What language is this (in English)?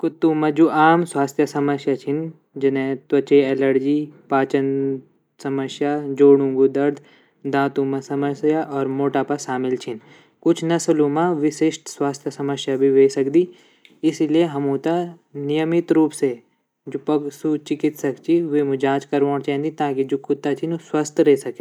Garhwali